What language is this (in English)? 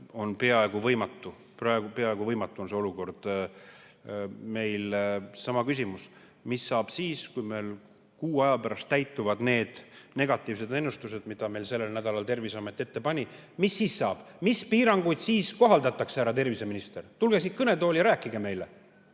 Estonian